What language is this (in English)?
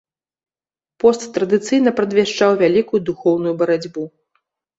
Belarusian